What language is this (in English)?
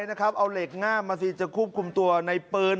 Thai